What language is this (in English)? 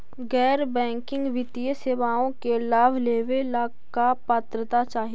Magahi